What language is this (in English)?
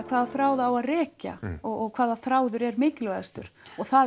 Icelandic